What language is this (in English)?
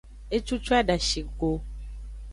Aja (Benin)